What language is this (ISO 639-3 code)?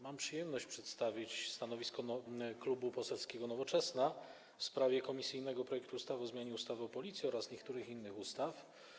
pol